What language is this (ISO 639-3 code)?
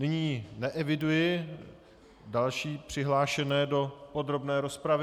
ces